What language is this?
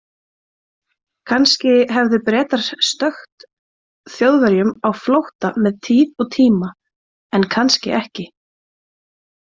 Icelandic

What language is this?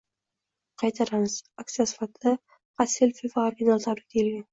Uzbek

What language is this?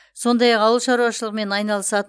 Kazakh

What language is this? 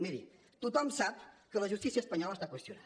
Catalan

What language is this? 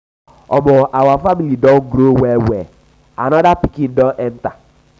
Nigerian Pidgin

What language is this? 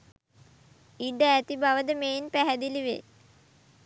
Sinhala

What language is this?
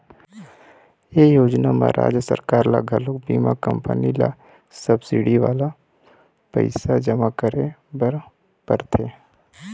Chhattisgarhi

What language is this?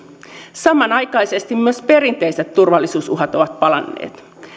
Finnish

